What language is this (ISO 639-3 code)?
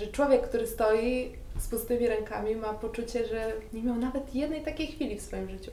pol